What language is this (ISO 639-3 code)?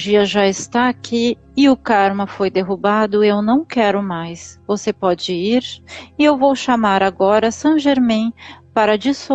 por